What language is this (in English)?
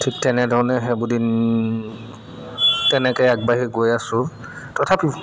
Assamese